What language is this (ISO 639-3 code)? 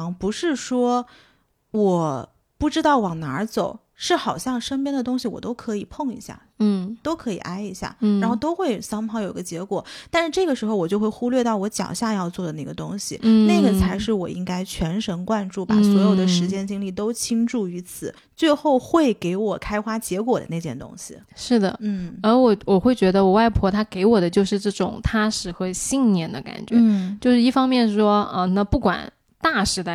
zho